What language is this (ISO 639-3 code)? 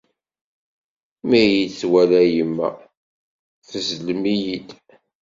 kab